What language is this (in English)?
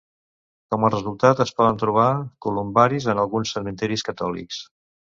Catalan